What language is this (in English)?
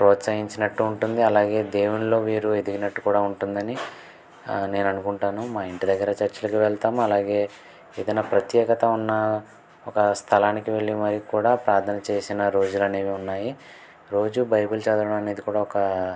Telugu